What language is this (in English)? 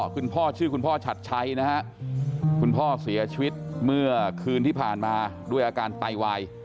Thai